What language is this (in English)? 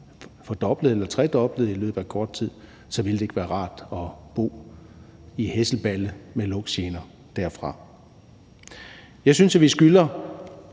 Danish